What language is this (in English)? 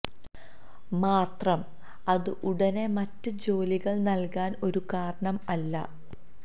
Malayalam